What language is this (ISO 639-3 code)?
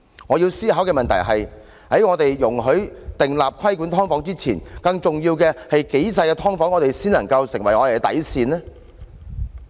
yue